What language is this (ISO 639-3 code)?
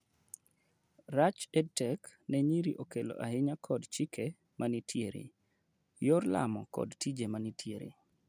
luo